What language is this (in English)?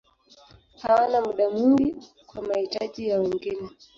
Swahili